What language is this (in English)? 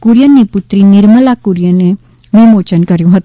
Gujarati